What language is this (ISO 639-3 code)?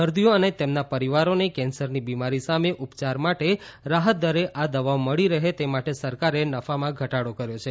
guj